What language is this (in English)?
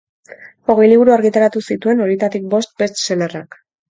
Basque